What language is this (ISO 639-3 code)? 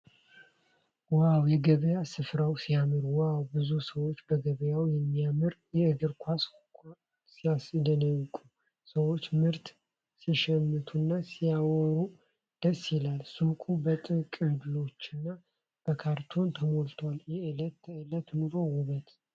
amh